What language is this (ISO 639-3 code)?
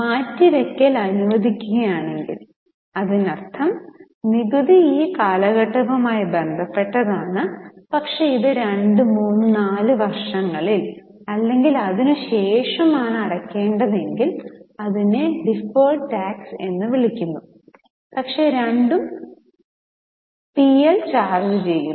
mal